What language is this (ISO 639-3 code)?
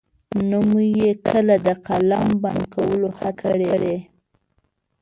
pus